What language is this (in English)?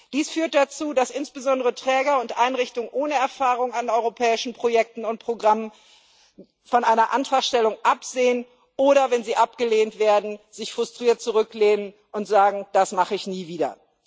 German